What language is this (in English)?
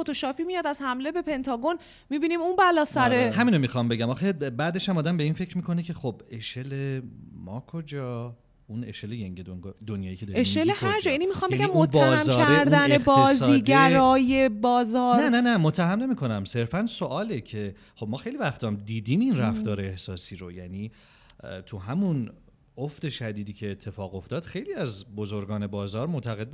Persian